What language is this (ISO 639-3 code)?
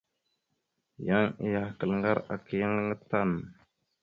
mxu